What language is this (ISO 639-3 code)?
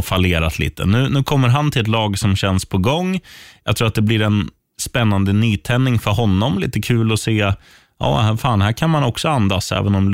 swe